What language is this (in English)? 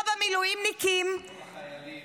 Hebrew